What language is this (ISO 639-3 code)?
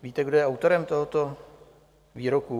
ces